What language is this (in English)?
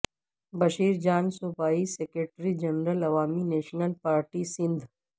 Urdu